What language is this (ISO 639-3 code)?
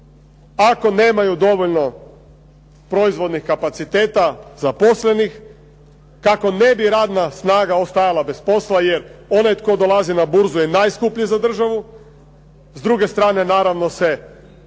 hrv